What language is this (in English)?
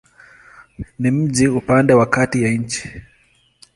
Swahili